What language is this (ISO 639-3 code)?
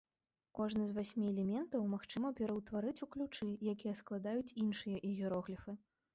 bel